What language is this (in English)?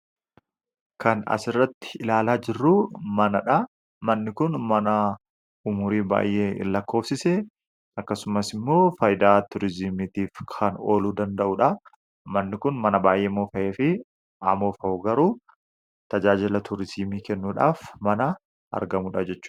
Oromo